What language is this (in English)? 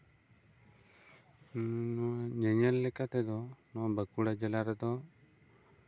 Santali